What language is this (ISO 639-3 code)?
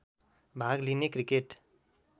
nep